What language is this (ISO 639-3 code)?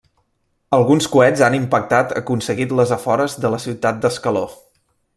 cat